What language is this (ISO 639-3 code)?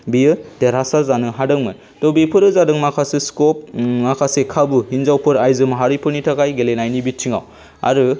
brx